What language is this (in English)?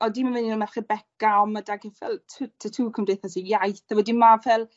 Welsh